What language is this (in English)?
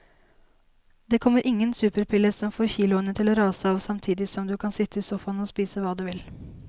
Norwegian